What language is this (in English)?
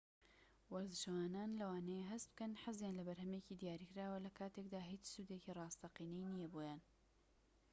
Central Kurdish